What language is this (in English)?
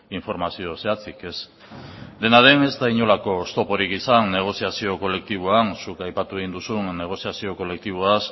Basque